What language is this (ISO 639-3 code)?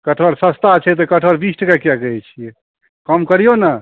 mai